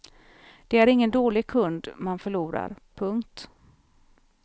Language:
Swedish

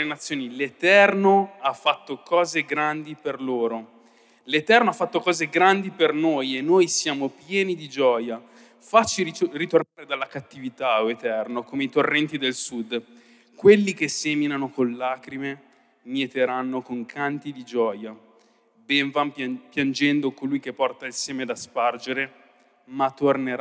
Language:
Italian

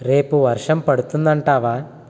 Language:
Telugu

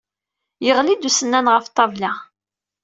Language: Kabyle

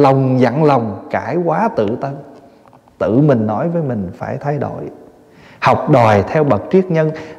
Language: Vietnamese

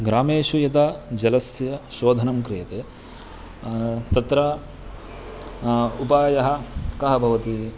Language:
Sanskrit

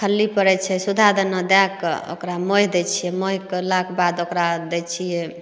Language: Maithili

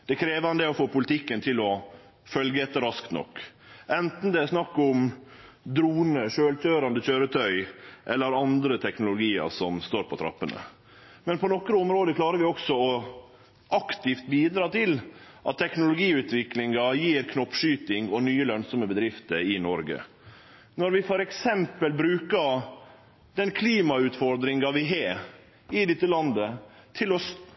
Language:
Norwegian Nynorsk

